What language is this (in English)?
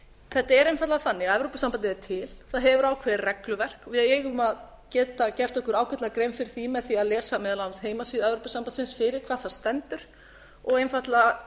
Icelandic